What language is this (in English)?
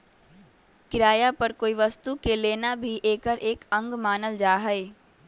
Magahi